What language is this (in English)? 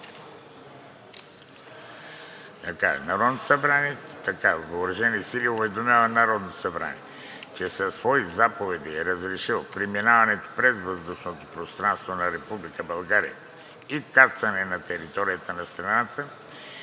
Bulgarian